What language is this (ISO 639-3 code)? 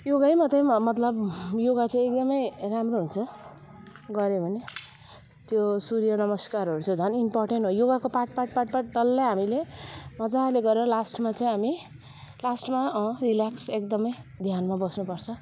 nep